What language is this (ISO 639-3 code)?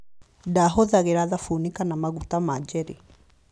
kik